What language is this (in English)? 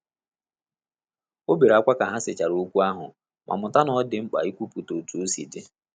Igbo